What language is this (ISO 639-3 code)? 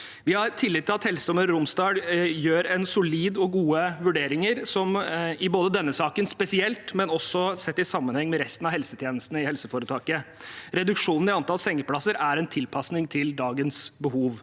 nor